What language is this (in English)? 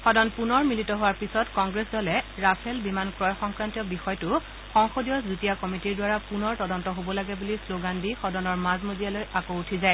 Assamese